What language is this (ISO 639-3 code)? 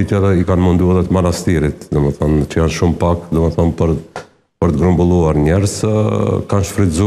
ron